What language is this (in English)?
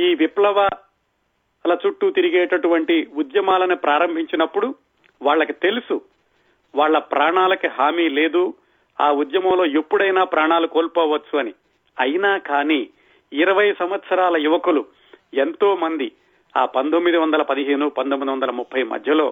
Telugu